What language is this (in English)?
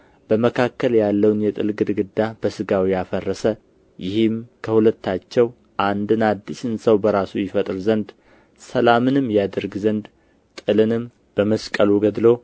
Amharic